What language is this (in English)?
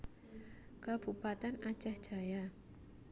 Javanese